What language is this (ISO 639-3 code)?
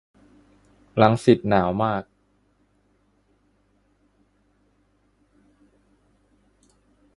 tha